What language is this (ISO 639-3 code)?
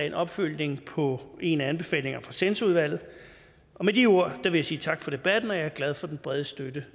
dan